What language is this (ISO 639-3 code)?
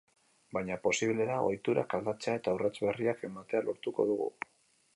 eus